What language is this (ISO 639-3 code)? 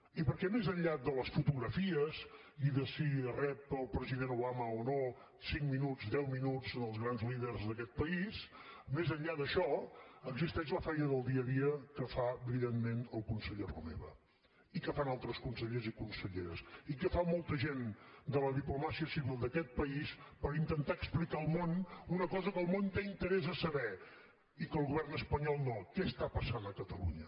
cat